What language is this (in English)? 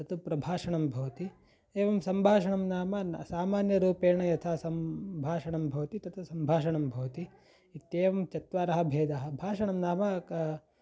Sanskrit